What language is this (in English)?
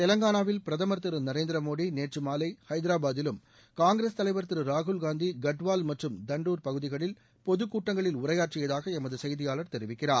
Tamil